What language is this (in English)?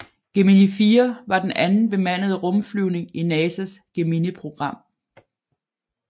Danish